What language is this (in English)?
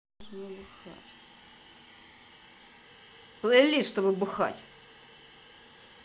Russian